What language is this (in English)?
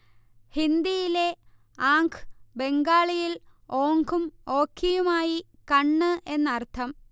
Malayalam